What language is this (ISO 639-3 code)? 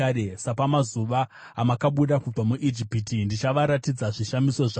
sna